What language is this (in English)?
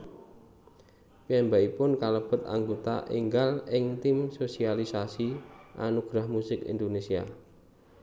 Javanese